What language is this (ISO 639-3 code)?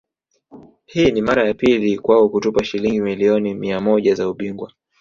swa